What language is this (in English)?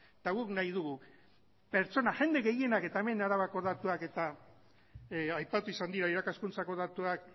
Basque